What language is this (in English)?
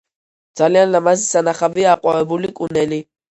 Georgian